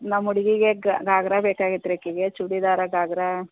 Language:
Kannada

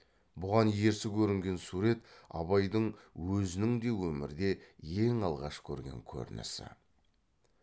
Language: Kazakh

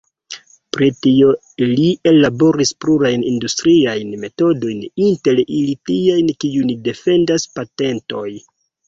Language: Esperanto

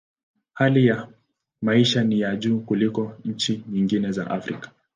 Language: Swahili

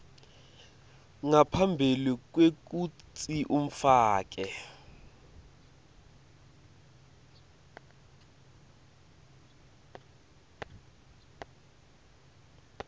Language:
Swati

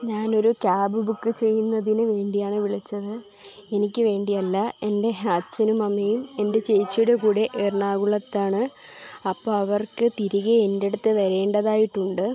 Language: Malayalam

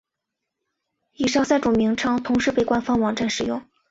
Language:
Chinese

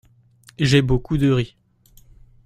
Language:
French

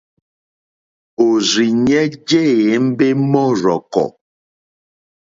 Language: Mokpwe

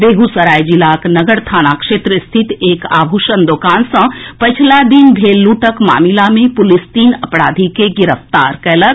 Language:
Maithili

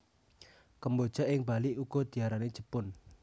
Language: Javanese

